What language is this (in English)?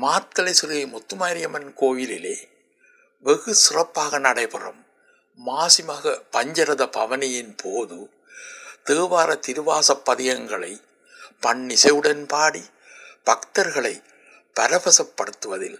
Tamil